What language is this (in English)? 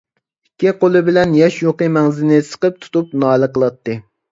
Uyghur